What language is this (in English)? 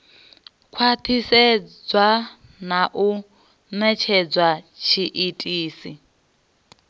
Venda